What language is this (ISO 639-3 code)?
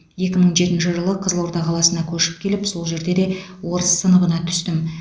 kaz